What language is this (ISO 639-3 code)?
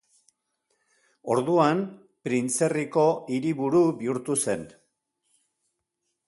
eus